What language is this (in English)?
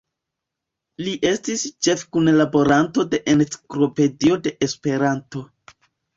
Esperanto